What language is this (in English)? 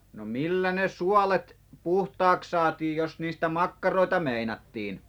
Finnish